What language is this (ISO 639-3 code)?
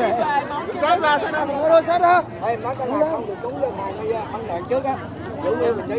vie